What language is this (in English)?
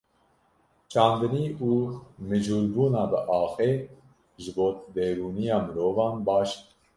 Kurdish